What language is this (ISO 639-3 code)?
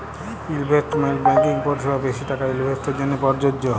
ben